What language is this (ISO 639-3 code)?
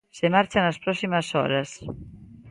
glg